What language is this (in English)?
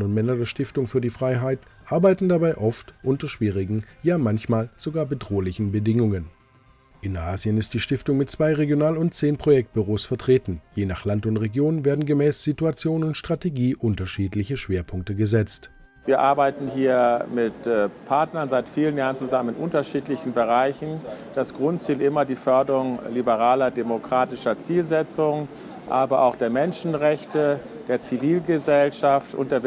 German